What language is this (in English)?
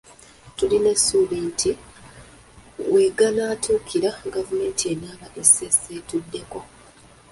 Ganda